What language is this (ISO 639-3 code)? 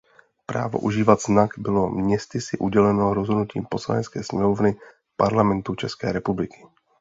ces